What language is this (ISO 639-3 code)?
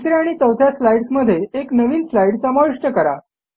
mar